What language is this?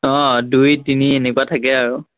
Assamese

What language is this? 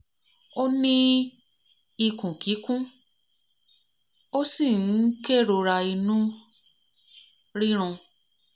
Yoruba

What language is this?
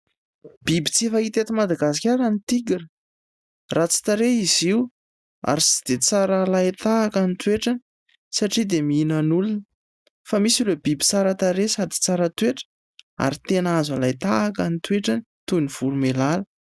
Malagasy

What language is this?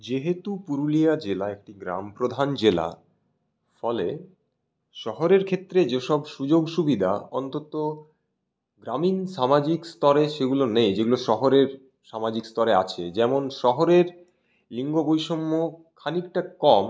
Bangla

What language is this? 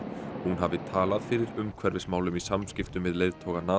Icelandic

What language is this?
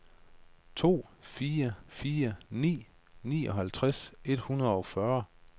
Danish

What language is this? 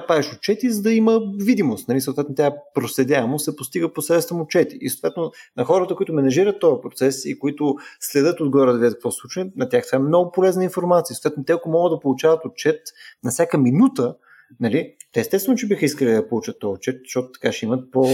Bulgarian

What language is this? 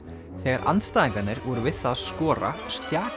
Icelandic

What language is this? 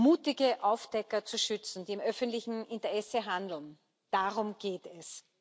German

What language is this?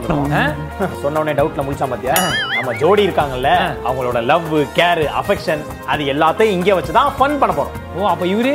Tamil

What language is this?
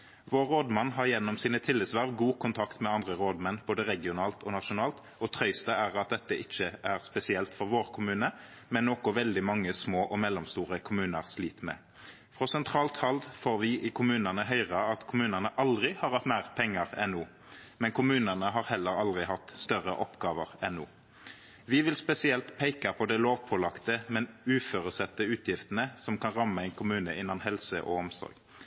Norwegian Nynorsk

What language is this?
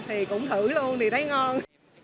Vietnamese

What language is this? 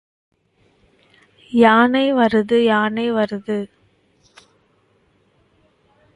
Tamil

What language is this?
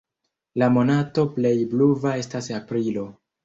Esperanto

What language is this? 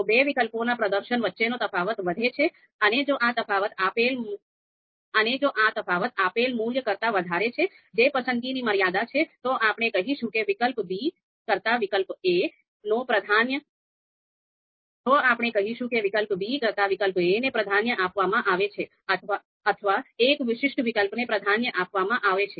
Gujarati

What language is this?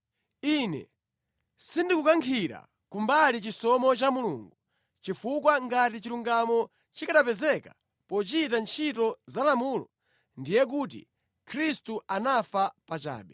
Nyanja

